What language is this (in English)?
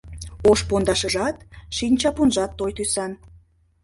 Mari